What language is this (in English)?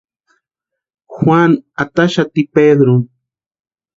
Western Highland Purepecha